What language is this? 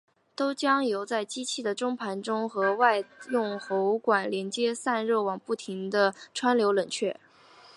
Chinese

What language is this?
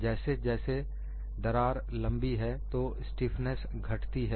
Hindi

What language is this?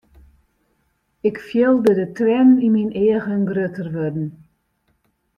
Western Frisian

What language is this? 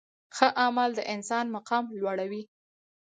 Pashto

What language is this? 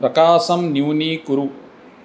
Sanskrit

